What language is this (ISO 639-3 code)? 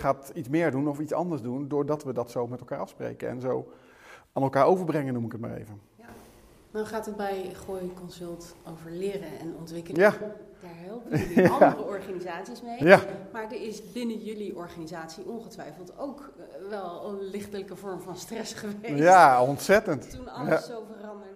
nld